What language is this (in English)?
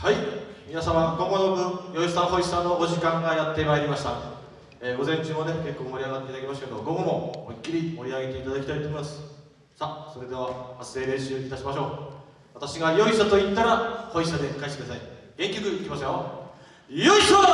Japanese